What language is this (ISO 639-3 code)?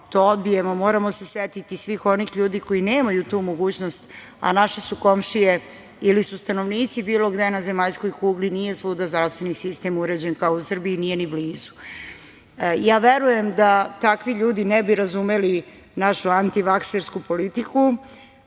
srp